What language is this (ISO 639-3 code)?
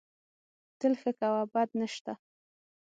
pus